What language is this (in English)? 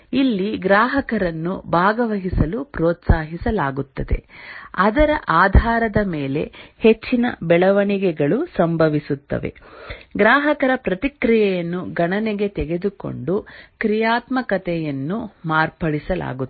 Kannada